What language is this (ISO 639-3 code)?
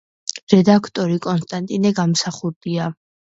kat